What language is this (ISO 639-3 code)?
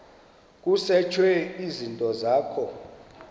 xho